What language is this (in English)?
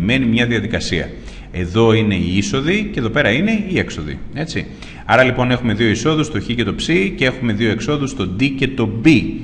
Greek